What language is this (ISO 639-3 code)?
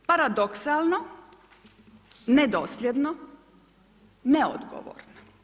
hrv